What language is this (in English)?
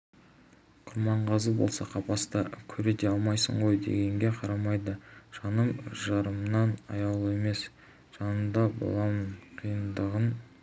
Kazakh